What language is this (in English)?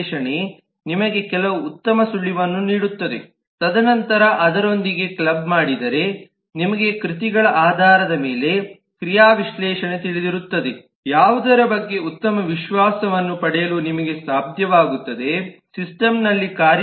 Kannada